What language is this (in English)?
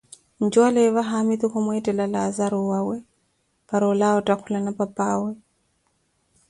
Koti